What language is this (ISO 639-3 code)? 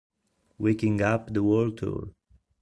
ita